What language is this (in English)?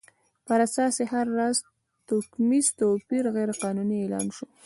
Pashto